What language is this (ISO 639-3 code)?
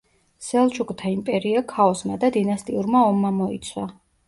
kat